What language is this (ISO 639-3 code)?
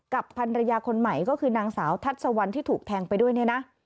tha